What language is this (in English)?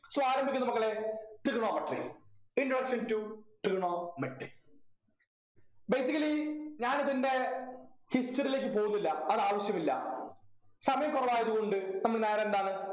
Malayalam